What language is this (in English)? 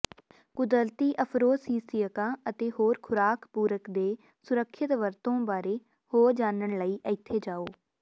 Punjabi